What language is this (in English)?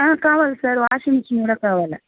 Telugu